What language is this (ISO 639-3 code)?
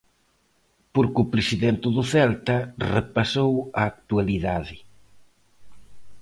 glg